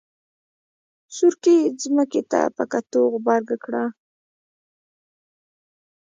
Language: Pashto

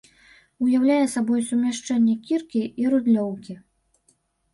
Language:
Belarusian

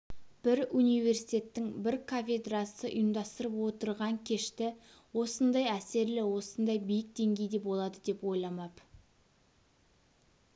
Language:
Kazakh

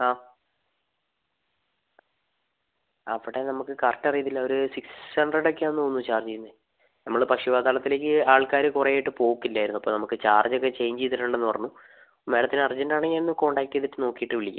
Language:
Malayalam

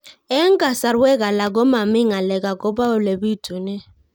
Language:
Kalenjin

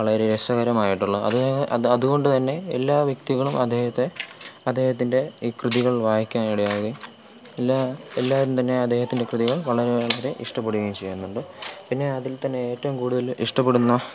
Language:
Malayalam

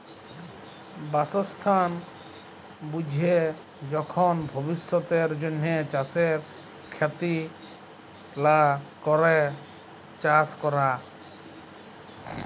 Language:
Bangla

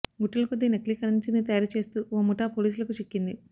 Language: Telugu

